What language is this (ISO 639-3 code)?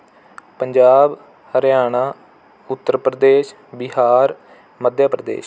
pan